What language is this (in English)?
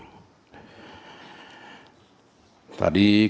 Indonesian